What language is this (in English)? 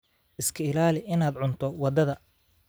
Somali